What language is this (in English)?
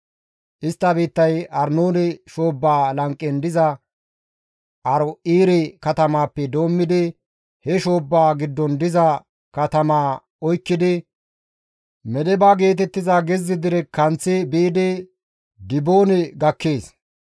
Gamo